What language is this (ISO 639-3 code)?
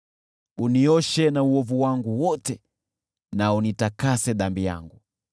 swa